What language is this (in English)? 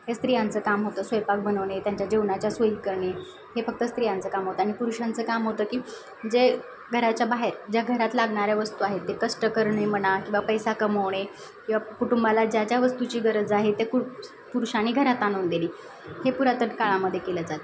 Marathi